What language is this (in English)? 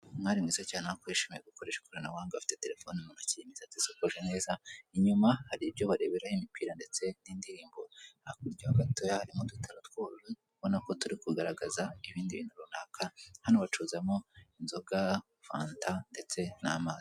Kinyarwanda